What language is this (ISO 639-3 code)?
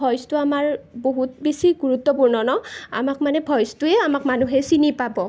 asm